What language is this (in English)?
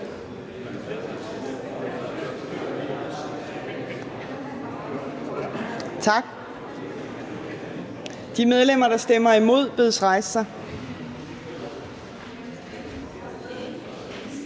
Danish